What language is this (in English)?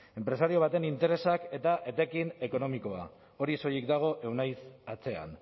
Basque